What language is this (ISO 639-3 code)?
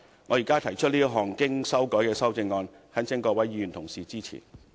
yue